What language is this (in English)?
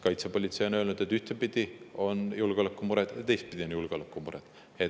Estonian